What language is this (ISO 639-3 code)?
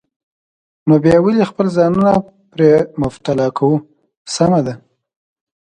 pus